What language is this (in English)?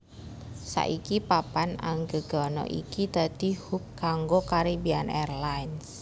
Javanese